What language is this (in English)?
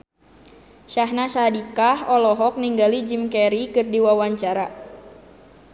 Sundanese